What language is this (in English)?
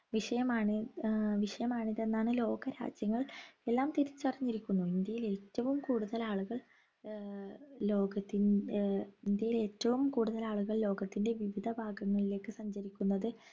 Malayalam